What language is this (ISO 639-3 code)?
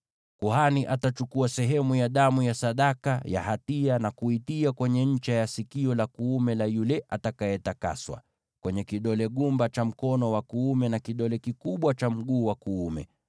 swa